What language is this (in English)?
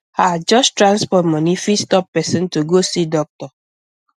Nigerian Pidgin